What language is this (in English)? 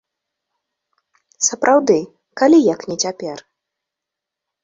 Belarusian